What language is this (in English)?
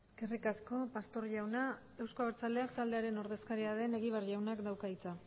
Basque